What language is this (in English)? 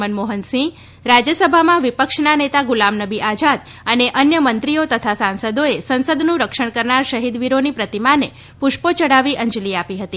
Gujarati